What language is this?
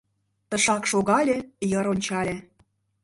Mari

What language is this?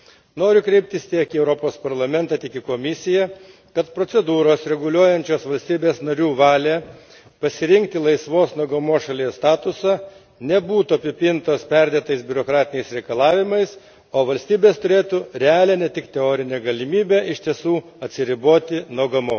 Lithuanian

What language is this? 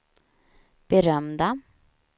Swedish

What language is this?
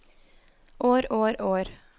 Norwegian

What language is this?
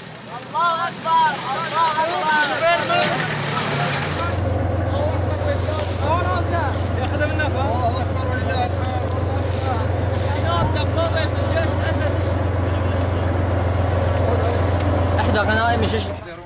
Arabic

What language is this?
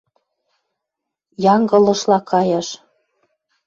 Western Mari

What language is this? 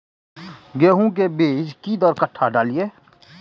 Maithili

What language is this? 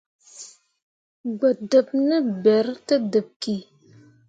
Mundang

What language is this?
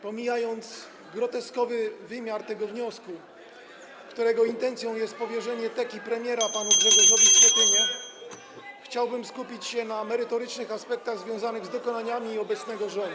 Polish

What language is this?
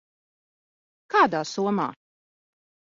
Latvian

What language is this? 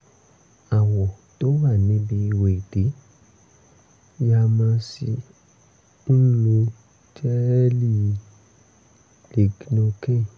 Yoruba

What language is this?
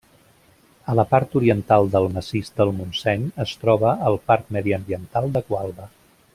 Catalan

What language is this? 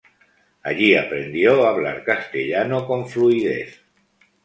Spanish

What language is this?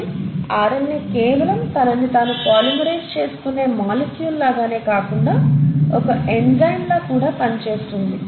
Telugu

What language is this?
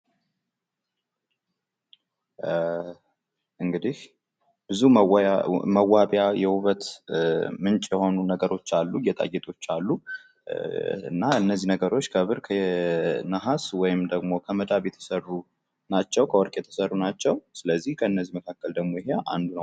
Amharic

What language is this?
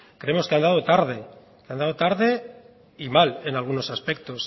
Spanish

